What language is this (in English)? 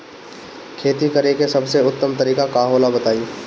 Bhojpuri